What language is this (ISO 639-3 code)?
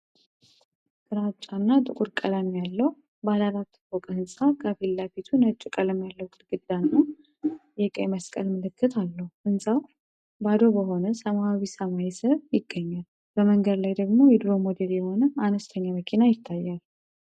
amh